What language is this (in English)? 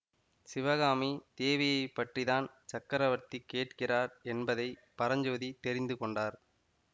Tamil